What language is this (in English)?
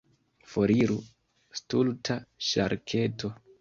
Esperanto